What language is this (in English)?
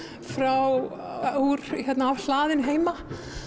Icelandic